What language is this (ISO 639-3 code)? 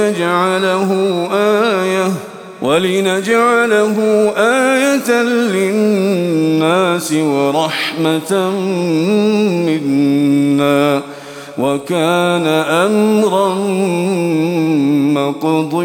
ara